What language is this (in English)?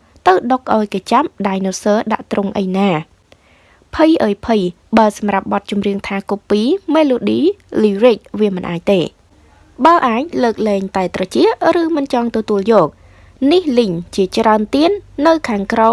Vietnamese